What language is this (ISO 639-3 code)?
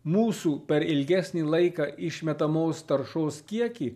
lit